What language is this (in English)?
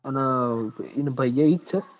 Gujarati